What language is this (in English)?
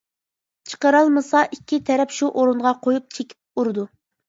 Uyghur